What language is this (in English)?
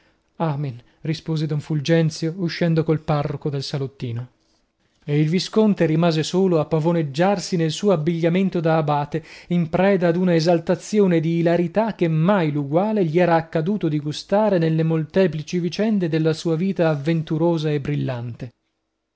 Italian